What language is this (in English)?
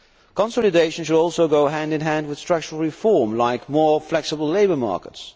English